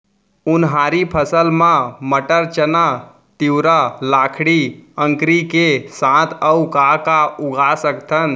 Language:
Chhattisgarhi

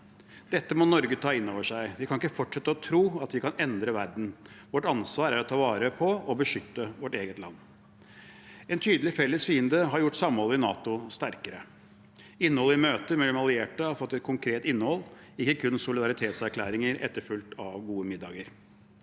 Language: Norwegian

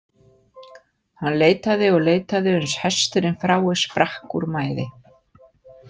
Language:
Icelandic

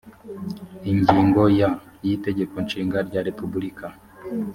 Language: Kinyarwanda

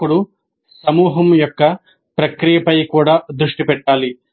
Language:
Telugu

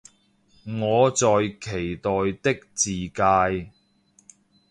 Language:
Cantonese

